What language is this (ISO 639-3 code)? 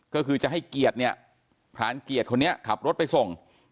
tha